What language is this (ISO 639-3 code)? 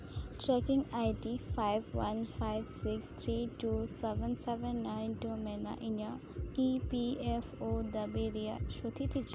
sat